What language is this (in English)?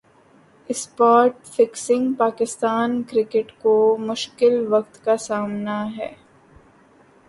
Urdu